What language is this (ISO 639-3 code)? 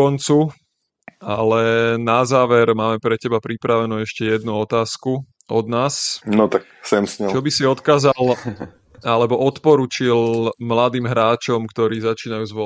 slk